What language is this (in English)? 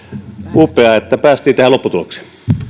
Finnish